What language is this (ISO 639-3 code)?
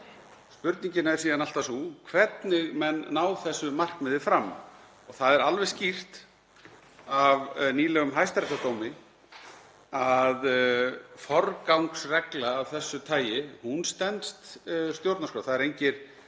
isl